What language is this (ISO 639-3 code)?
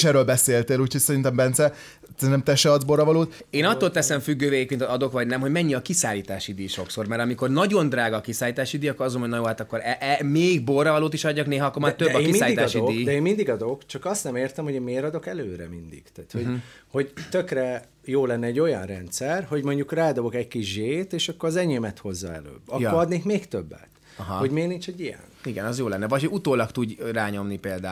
hun